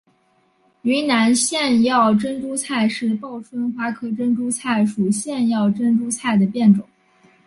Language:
Chinese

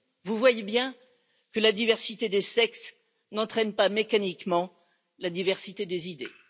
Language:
French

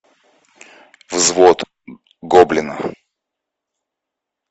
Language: Russian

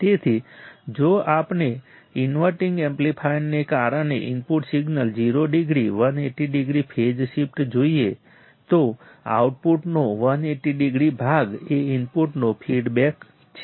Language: Gujarati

